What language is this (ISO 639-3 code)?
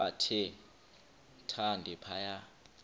xho